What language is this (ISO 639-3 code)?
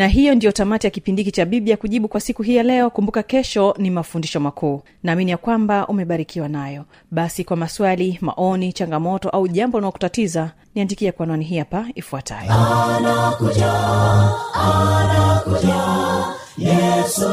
swa